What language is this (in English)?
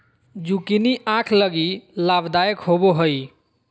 Magahi